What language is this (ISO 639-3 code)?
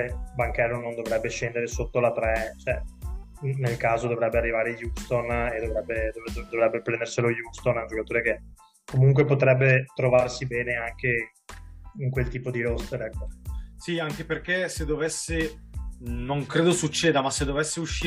ita